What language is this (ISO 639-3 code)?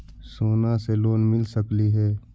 mag